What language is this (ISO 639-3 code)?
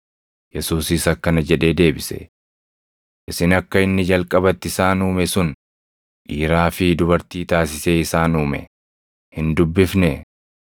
orm